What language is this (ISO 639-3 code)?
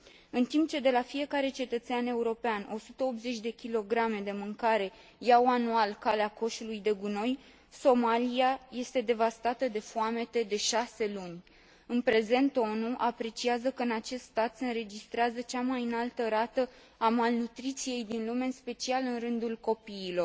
ron